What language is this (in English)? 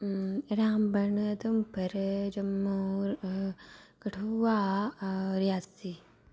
Dogri